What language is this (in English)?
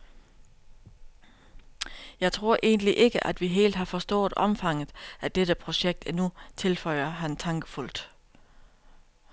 Danish